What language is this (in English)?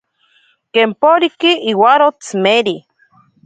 Ashéninka Perené